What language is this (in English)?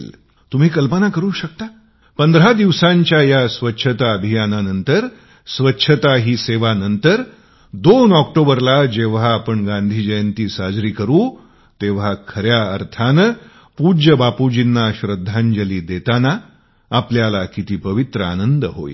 Marathi